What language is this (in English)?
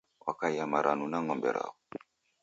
Taita